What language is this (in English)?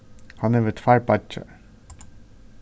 Faroese